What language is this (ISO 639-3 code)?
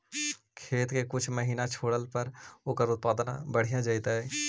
mag